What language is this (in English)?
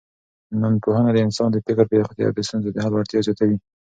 Pashto